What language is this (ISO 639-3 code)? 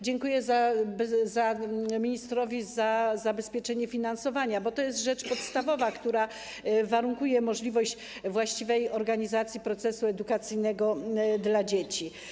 pol